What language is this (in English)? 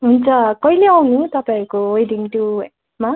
Nepali